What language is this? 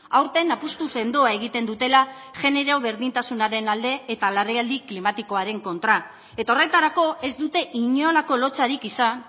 Basque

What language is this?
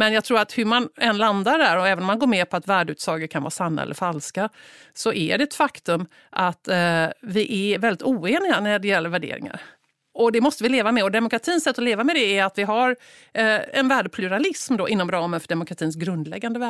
Swedish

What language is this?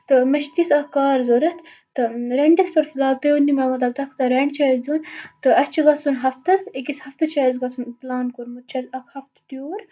Kashmiri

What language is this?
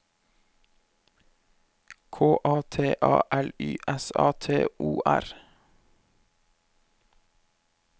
Norwegian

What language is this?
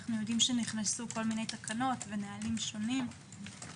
Hebrew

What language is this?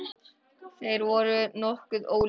Icelandic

